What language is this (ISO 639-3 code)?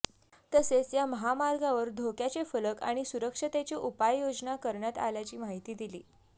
mar